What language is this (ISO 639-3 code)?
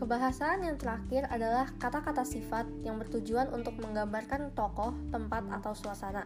ind